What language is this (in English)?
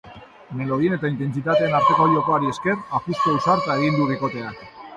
Basque